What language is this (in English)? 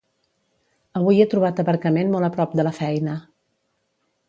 Catalan